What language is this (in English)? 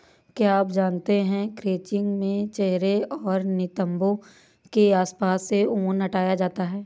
Hindi